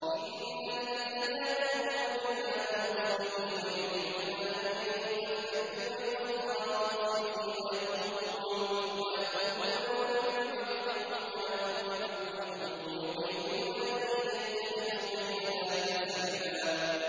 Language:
Arabic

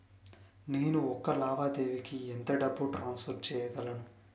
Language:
Telugu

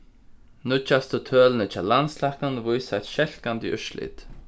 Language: Faroese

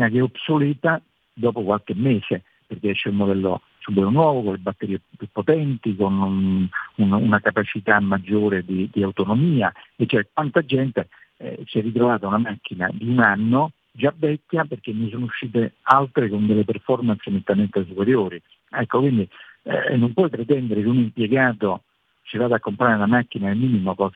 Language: Italian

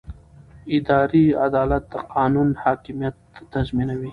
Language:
Pashto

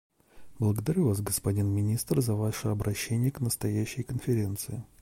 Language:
Russian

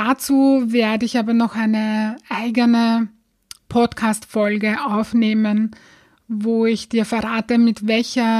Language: German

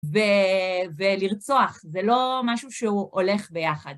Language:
Hebrew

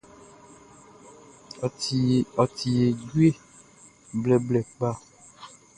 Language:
Baoulé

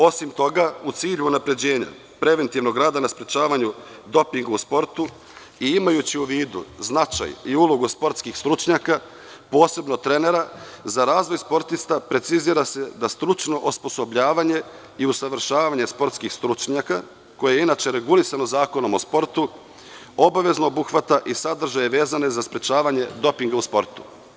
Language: Serbian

